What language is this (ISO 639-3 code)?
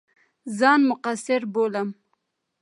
pus